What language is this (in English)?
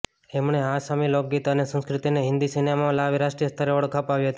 Gujarati